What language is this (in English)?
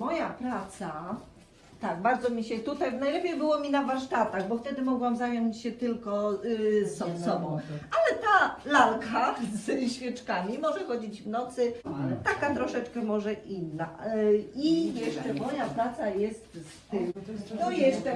Polish